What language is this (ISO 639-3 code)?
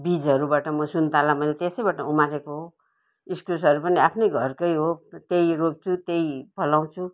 nep